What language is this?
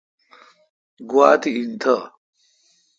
Kalkoti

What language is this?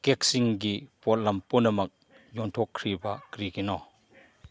Manipuri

